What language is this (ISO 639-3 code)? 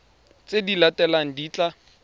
tsn